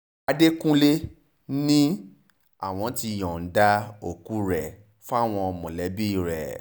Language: Yoruba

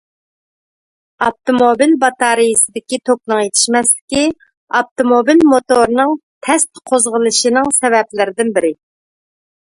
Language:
Uyghur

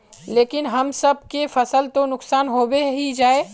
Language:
Magahi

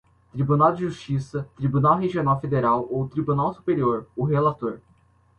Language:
Portuguese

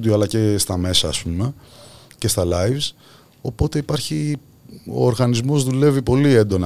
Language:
Greek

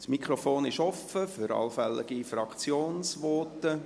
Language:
Swiss German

